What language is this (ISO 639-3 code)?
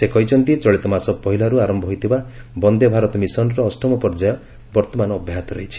ori